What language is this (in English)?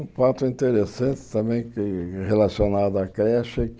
Portuguese